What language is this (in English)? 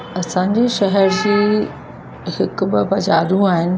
Sindhi